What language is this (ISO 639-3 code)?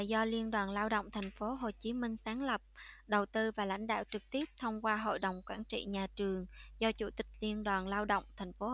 vie